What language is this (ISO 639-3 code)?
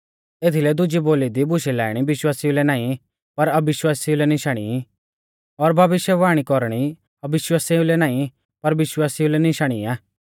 bfz